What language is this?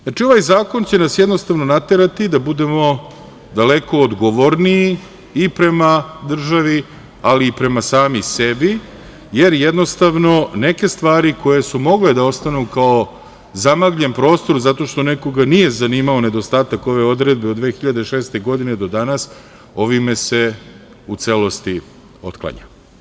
Serbian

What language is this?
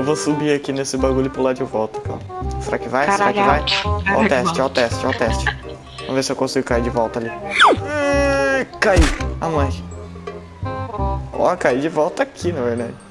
Portuguese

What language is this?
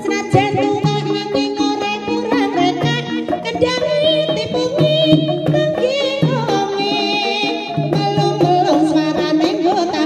Indonesian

